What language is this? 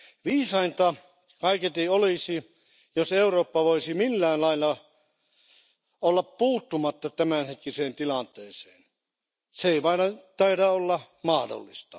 Finnish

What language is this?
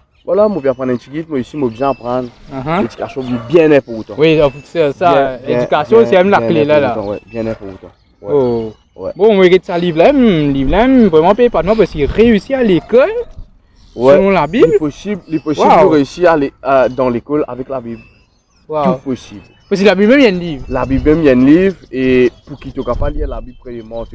French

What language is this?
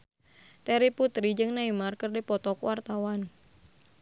Sundanese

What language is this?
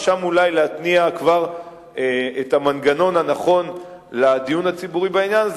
Hebrew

